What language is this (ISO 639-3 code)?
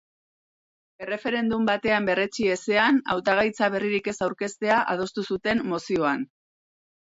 eus